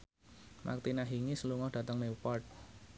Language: Javanese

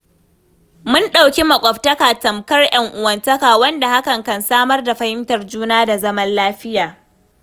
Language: Hausa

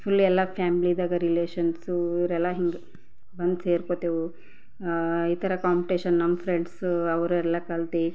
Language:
Kannada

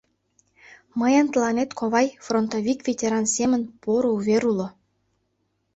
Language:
Mari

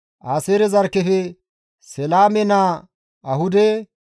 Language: Gamo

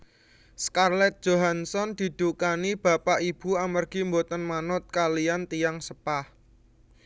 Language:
Javanese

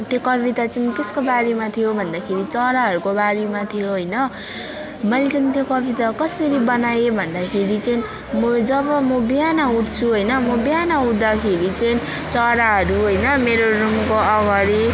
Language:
Nepali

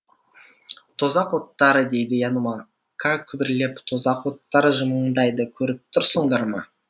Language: Kazakh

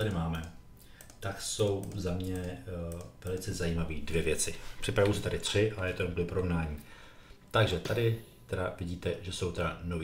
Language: Czech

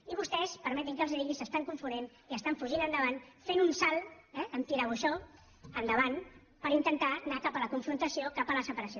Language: Catalan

